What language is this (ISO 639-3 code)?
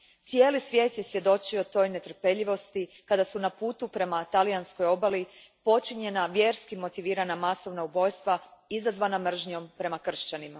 hrv